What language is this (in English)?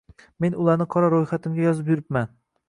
Uzbek